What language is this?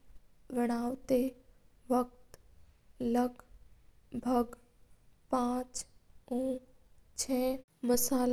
Mewari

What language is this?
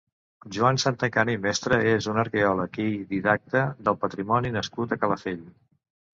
Catalan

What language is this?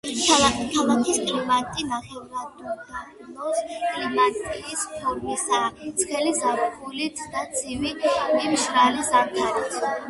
Georgian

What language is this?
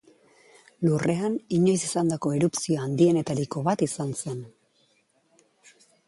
Basque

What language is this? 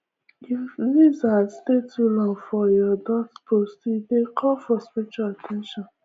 Nigerian Pidgin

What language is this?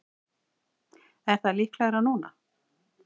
Icelandic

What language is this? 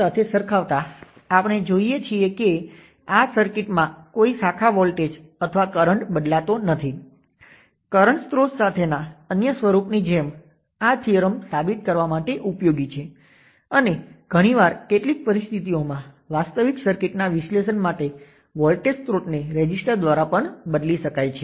Gujarati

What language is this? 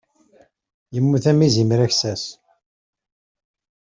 Kabyle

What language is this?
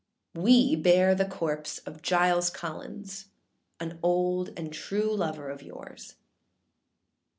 English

